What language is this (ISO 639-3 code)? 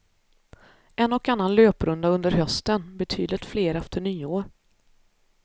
swe